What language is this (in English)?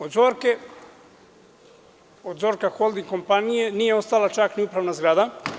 Serbian